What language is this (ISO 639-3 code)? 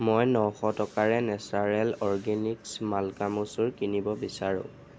asm